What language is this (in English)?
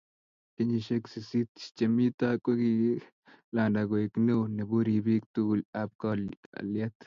Kalenjin